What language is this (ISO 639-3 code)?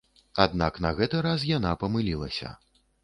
bel